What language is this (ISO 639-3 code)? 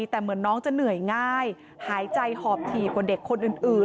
tha